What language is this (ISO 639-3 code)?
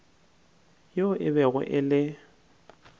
nso